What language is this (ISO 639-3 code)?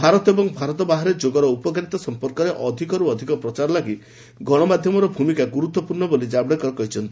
ori